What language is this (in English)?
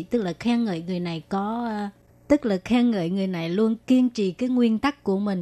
Vietnamese